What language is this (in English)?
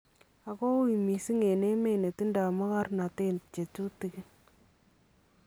Kalenjin